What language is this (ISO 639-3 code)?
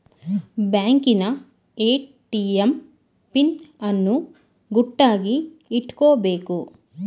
kan